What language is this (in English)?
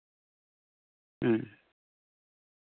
Santali